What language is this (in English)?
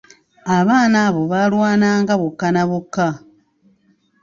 Ganda